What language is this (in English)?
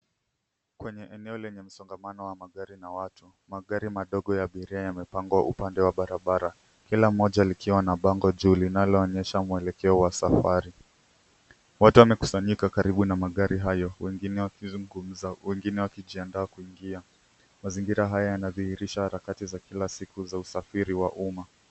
Swahili